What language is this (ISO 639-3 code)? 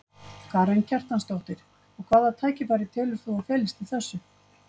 isl